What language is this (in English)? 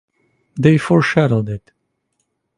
English